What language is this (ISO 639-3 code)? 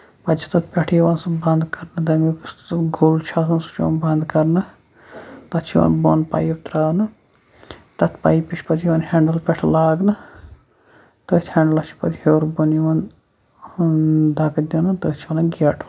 kas